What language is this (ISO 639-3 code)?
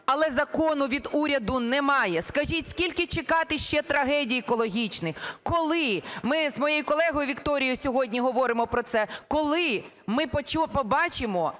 ukr